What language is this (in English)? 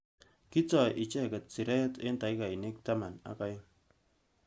Kalenjin